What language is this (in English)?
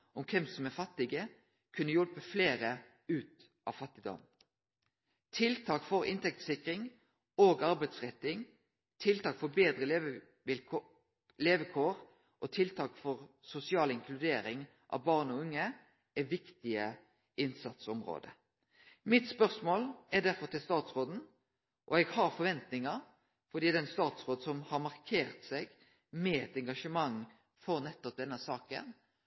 Norwegian Nynorsk